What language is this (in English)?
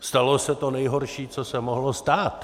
Czech